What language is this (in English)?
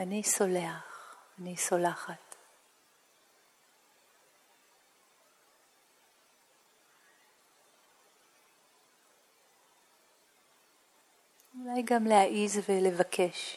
Hebrew